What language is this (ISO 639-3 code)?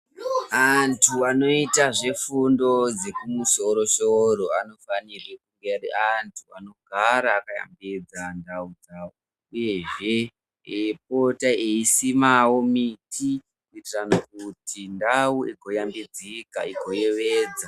ndc